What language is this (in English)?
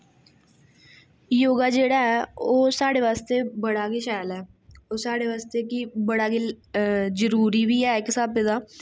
Dogri